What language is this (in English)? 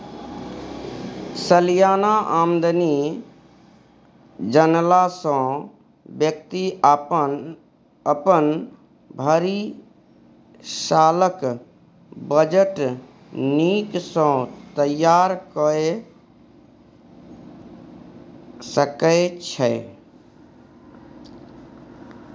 Maithili